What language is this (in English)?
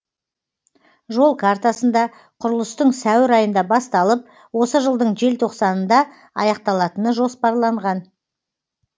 Kazakh